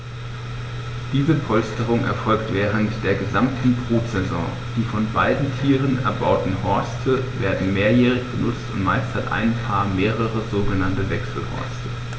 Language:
German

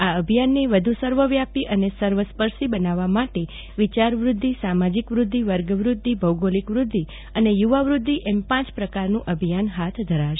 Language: Gujarati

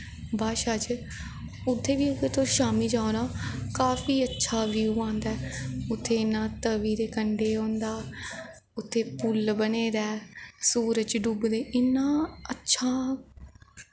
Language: Dogri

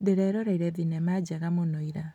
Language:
Kikuyu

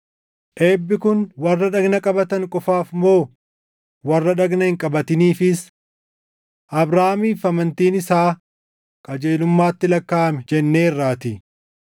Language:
Oromo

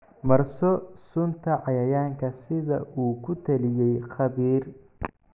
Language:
Somali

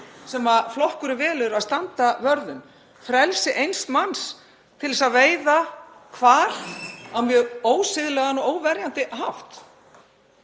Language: Icelandic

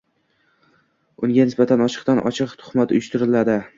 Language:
Uzbek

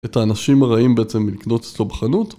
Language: Hebrew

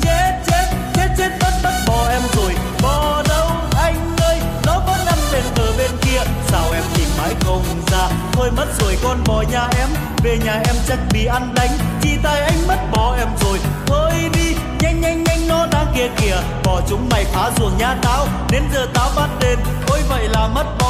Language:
Vietnamese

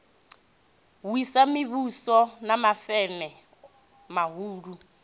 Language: Venda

